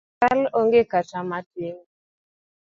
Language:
Luo (Kenya and Tanzania)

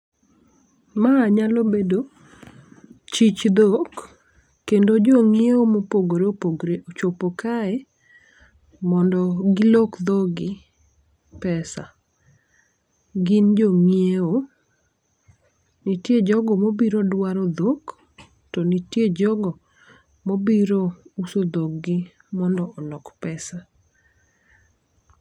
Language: Luo (Kenya and Tanzania)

